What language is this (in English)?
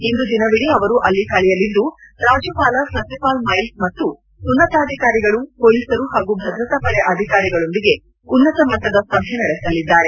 Kannada